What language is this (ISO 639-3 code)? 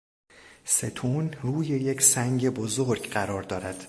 fas